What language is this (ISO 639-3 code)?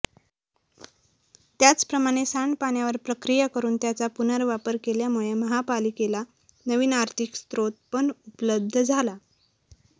mar